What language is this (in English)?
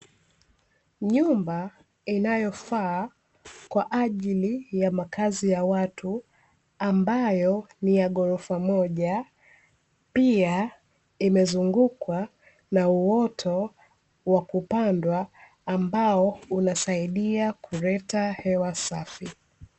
Swahili